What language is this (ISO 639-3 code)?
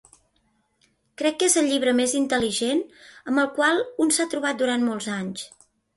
cat